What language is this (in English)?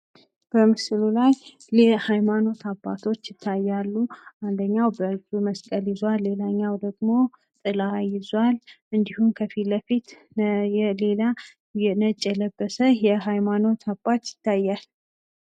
Amharic